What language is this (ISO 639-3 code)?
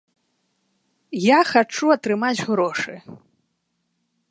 bel